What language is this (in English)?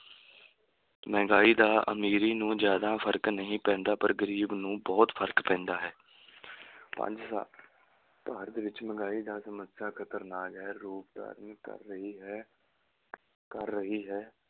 Punjabi